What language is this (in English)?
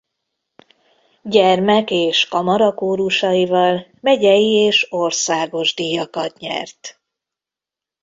Hungarian